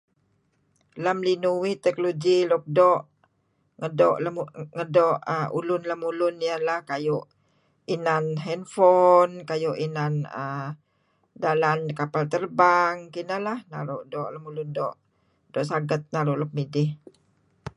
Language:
Kelabit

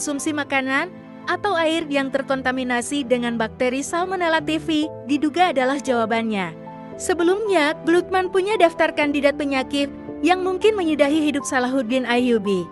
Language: Indonesian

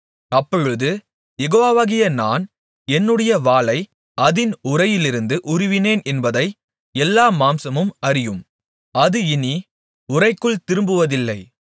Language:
Tamil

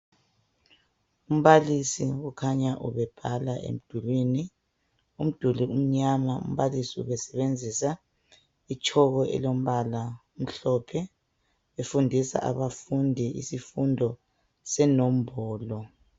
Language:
North Ndebele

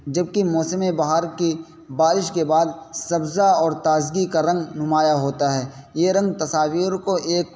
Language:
Urdu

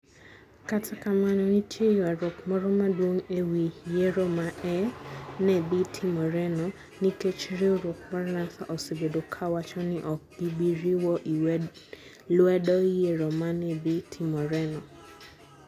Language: Luo (Kenya and Tanzania)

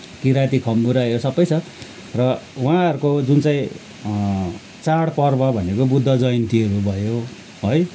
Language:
Nepali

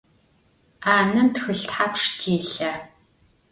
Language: Adyghe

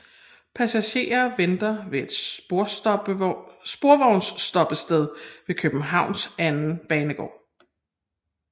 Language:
Danish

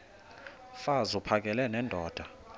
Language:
Xhosa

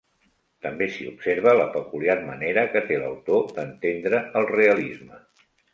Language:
Catalan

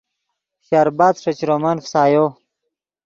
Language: Yidgha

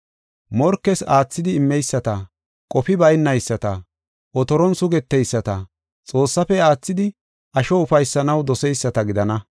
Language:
Gofa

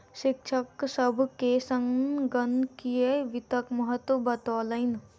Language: Maithili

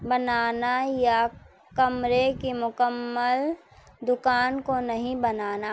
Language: Urdu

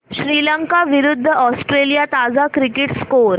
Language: Marathi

